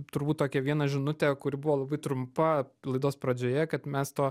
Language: Lithuanian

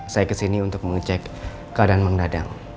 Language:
Indonesian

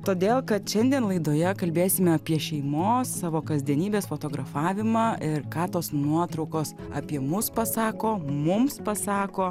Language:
Lithuanian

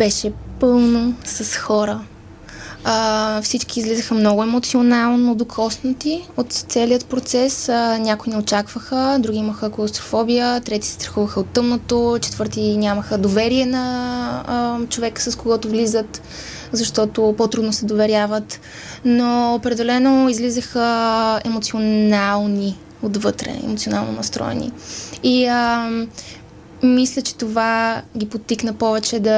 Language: Bulgarian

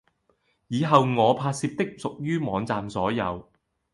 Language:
Cantonese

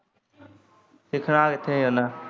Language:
Punjabi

